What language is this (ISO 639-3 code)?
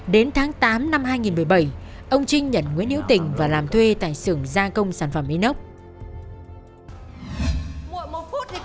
vie